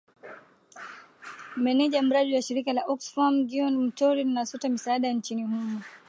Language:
Swahili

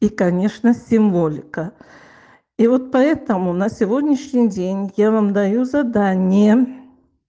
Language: Russian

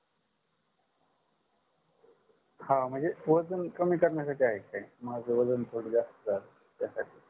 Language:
Marathi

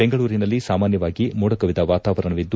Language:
Kannada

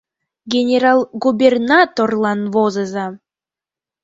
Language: Mari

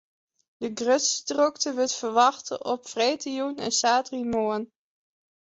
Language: Western Frisian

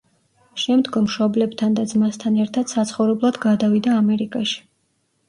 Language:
Georgian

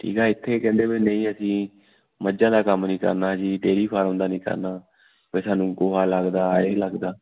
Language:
Punjabi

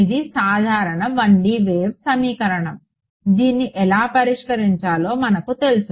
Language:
Telugu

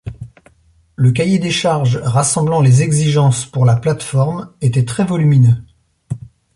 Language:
French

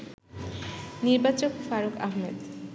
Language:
Bangla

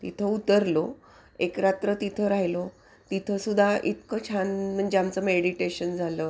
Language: Marathi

